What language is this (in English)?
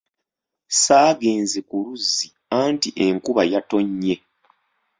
Ganda